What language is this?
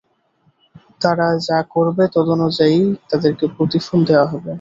Bangla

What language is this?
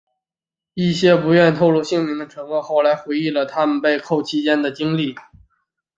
Chinese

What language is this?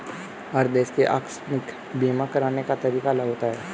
Hindi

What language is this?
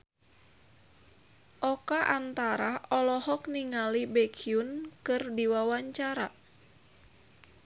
Sundanese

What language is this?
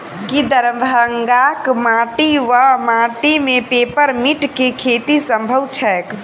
Maithili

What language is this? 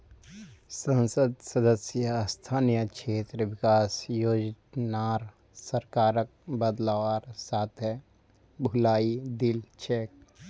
Magahi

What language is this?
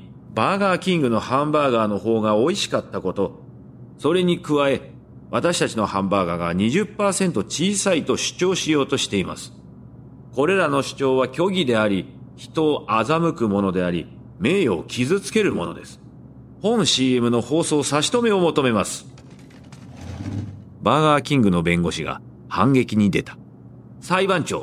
Japanese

